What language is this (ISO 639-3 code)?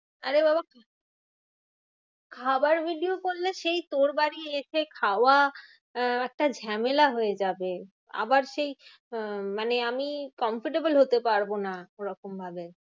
ben